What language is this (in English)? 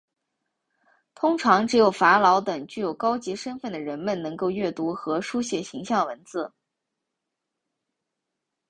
Chinese